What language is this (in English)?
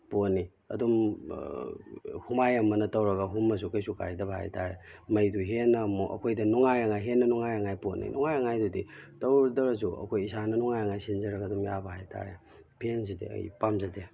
Manipuri